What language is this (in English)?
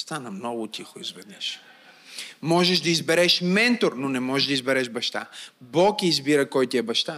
Bulgarian